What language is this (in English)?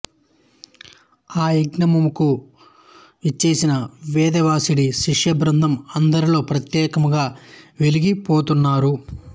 Telugu